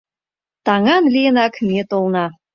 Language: Mari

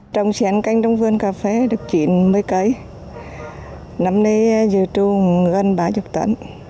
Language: Vietnamese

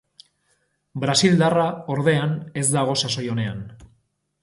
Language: Basque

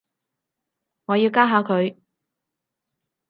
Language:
Cantonese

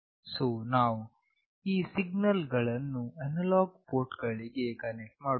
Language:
Kannada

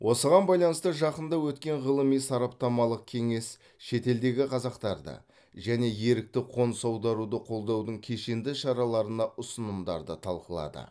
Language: Kazakh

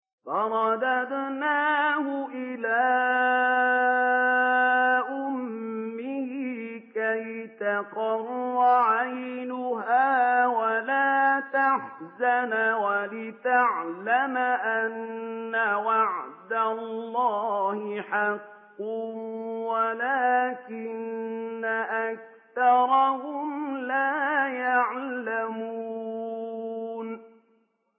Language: Arabic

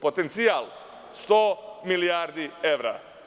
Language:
Serbian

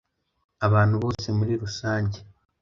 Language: Kinyarwanda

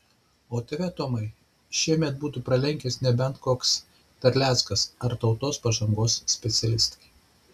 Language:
Lithuanian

